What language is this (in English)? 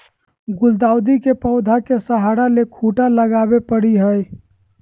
Magahi